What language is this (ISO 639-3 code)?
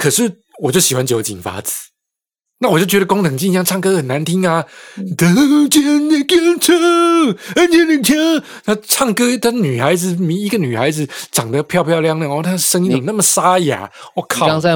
zho